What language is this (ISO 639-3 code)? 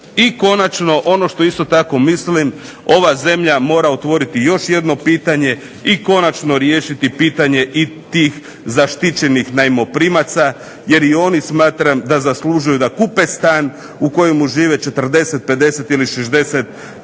hrv